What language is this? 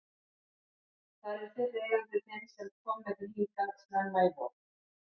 Icelandic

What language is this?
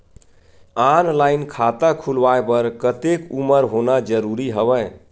Chhattisgarhi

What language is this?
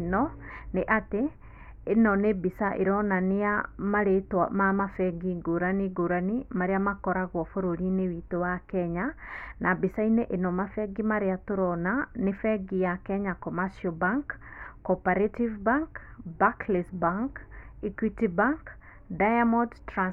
Kikuyu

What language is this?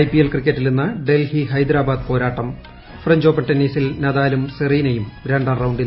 Malayalam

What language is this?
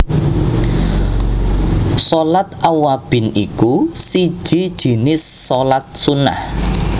Javanese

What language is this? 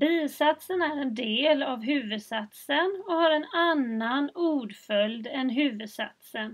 Swedish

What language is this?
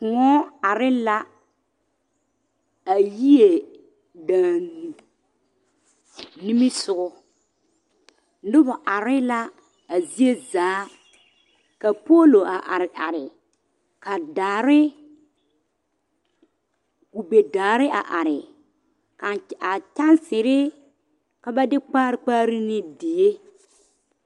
Southern Dagaare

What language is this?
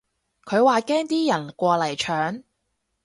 Cantonese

